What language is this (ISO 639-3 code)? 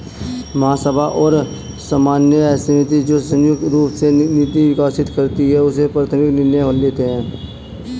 hin